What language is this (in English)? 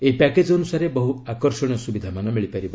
Odia